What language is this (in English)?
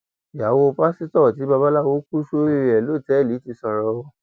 Yoruba